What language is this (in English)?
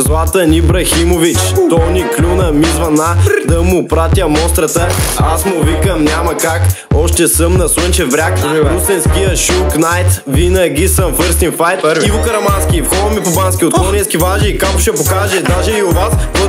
Bulgarian